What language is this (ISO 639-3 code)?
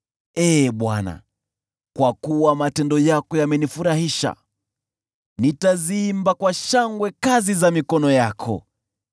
swa